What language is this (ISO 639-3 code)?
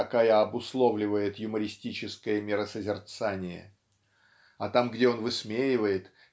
rus